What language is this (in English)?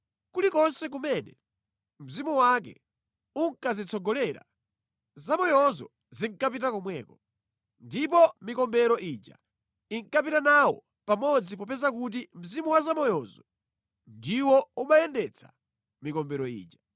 Nyanja